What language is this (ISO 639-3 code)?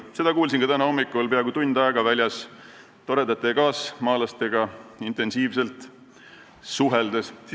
est